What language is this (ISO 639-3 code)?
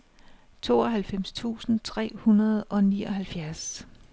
dan